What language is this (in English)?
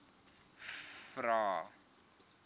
Afrikaans